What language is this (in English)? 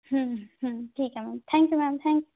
Marathi